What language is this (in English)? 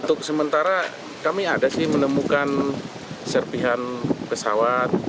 Indonesian